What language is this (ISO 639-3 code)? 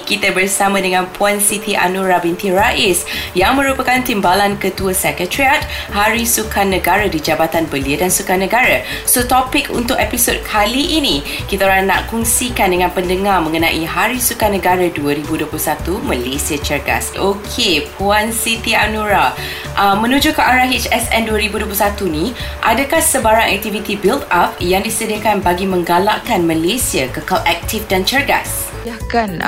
msa